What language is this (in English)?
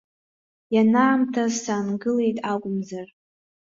Abkhazian